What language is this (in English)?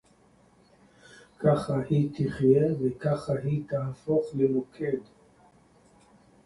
Hebrew